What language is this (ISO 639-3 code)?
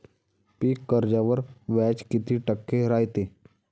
mar